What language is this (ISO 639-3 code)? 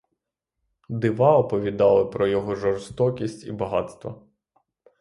ukr